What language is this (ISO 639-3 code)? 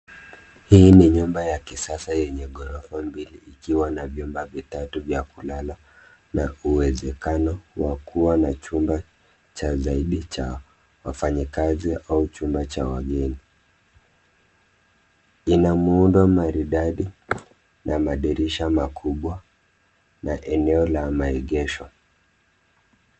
swa